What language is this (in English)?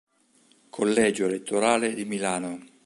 Italian